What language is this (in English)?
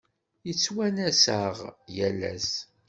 Kabyle